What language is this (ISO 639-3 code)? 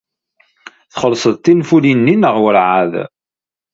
kab